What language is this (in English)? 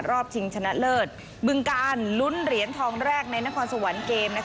Thai